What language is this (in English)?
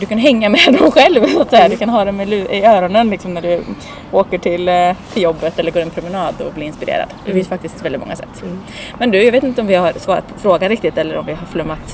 Swedish